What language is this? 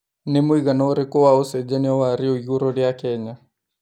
Kikuyu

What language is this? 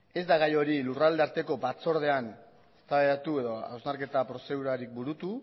Basque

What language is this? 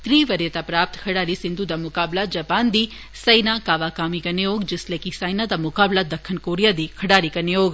Dogri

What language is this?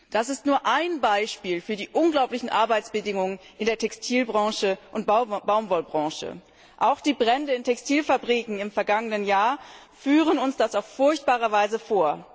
German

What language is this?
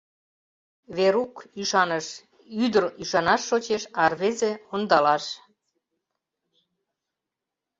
Mari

